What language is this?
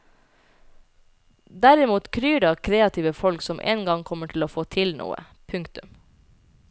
Norwegian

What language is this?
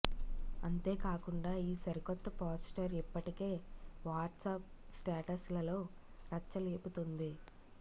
Telugu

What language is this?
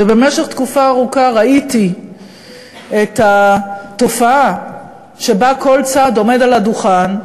Hebrew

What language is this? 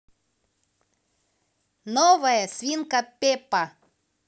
Russian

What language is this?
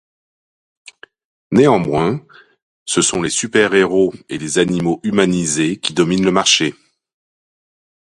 French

